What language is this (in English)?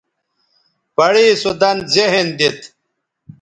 Bateri